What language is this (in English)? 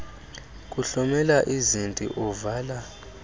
Xhosa